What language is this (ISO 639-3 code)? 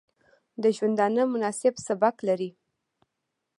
pus